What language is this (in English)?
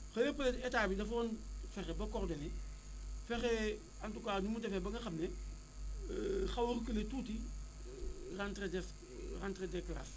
Wolof